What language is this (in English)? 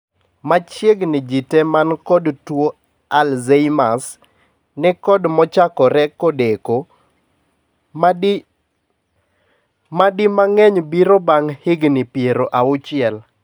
Luo (Kenya and Tanzania)